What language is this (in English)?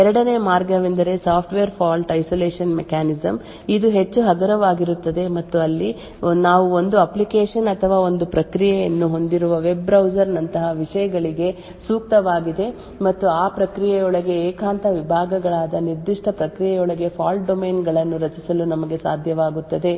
Kannada